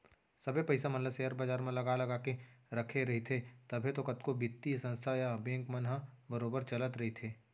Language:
Chhattisgarhi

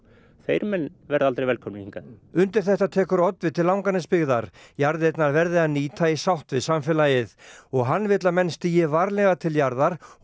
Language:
Icelandic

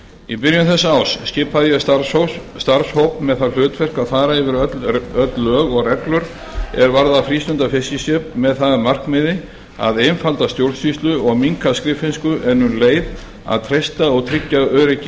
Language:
Icelandic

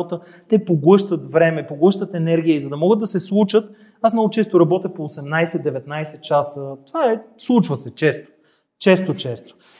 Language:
Bulgarian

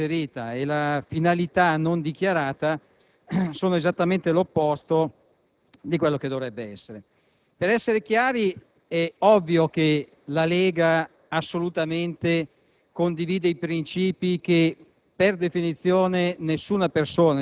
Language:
Italian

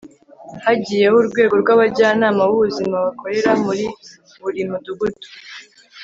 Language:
Kinyarwanda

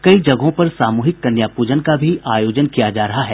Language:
Hindi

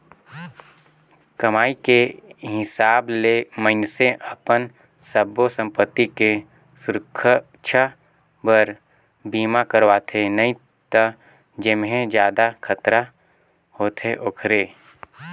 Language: Chhattisgarhi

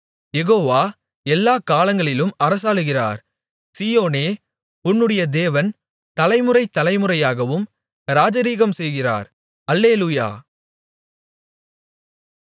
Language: Tamil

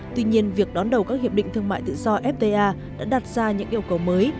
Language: Vietnamese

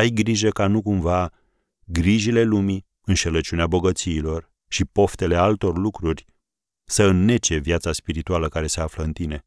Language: Romanian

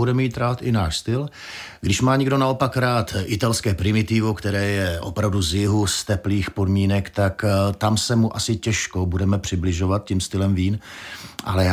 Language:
Czech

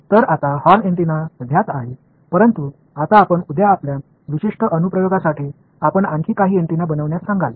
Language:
Marathi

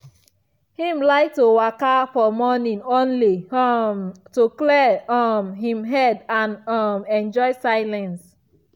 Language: Nigerian Pidgin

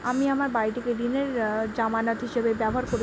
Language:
Bangla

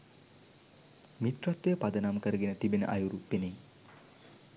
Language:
Sinhala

